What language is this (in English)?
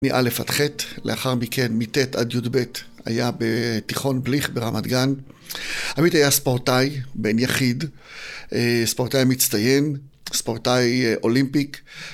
Hebrew